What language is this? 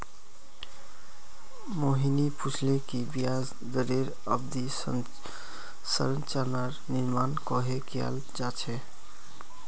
Magahi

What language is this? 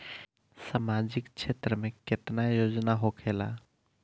Bhojpuri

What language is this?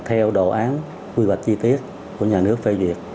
Vietnamese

